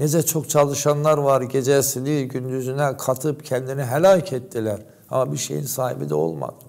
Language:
Turkish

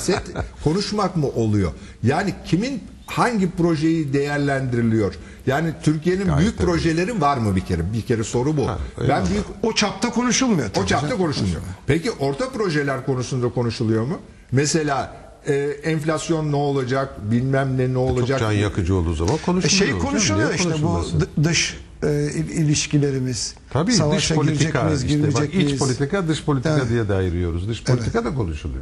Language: Turkish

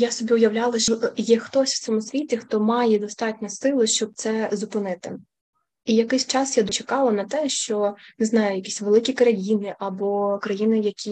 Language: Ukrainian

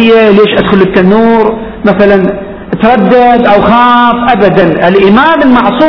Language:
Arabic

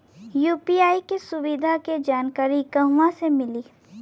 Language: Bhojpuri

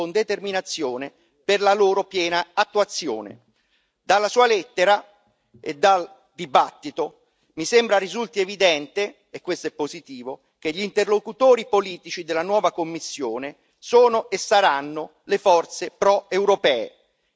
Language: Italian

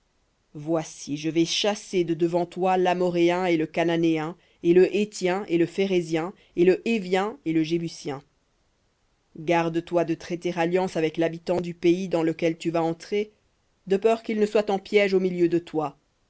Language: French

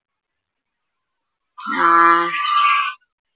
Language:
Malayalam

